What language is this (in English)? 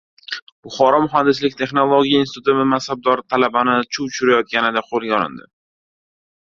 Uzbek